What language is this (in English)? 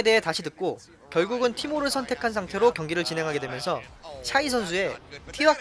Korean